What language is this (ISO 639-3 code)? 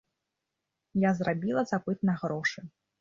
bel